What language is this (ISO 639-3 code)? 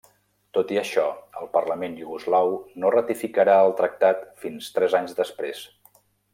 cat